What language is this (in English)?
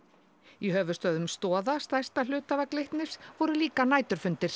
Icelandic